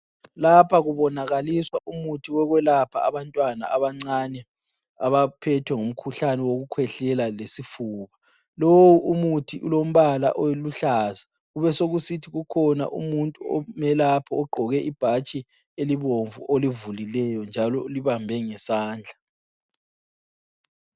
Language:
North Ndebele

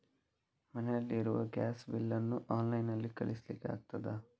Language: Kannada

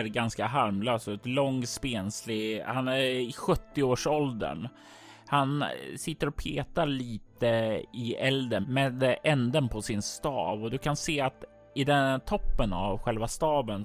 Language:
Swedish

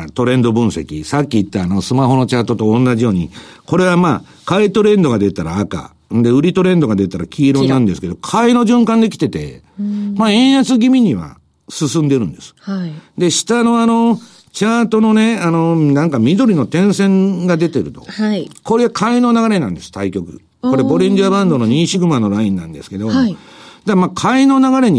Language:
Japanese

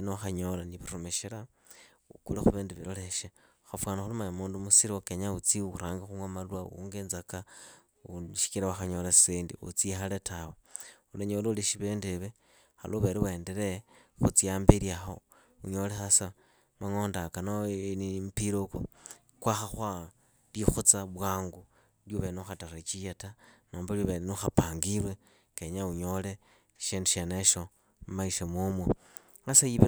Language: Idakho-Isukha-Tiriki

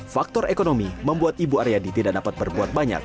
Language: Indonesian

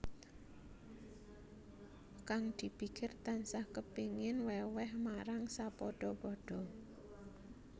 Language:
Javanese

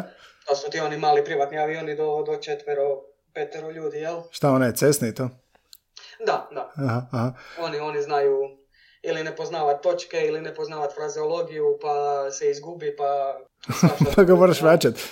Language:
Croatian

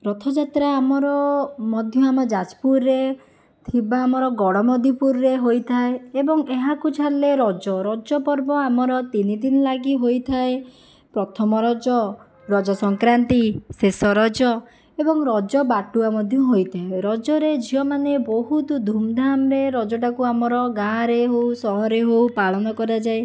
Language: Odia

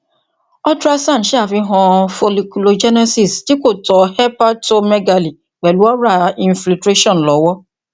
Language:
Yoruba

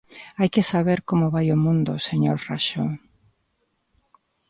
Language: Galician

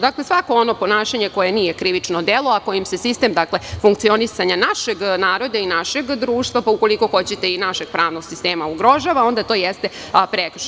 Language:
Serbian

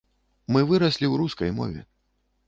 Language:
Belarusian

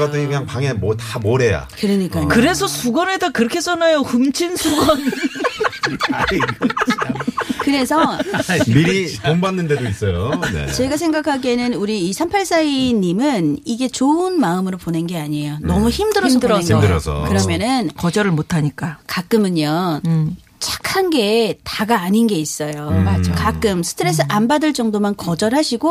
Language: Korean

